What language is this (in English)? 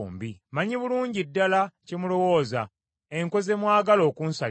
Ganda